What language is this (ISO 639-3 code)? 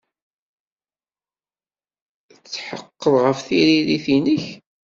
kab